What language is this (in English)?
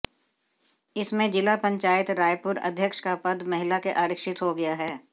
Hindi